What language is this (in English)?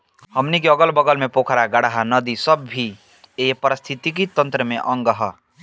Bhojpuri